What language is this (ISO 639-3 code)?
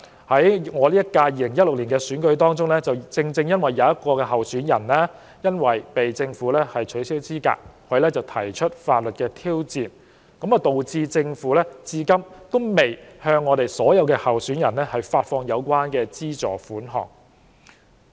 yue